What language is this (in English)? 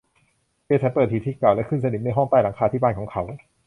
Thai